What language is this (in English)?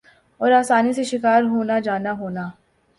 Urdu